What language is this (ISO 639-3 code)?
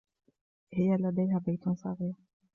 ara